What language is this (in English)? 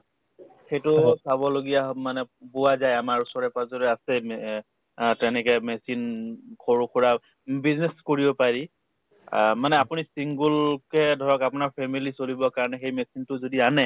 Assamese